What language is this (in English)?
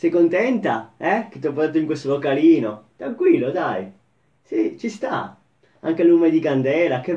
Italian